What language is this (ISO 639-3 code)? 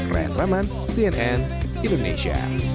ind